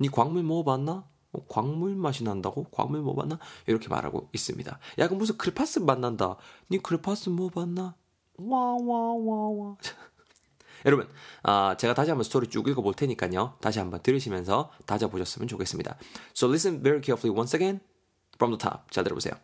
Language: Korean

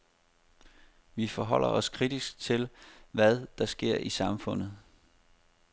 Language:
Danish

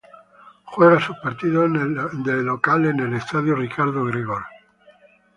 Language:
Spanish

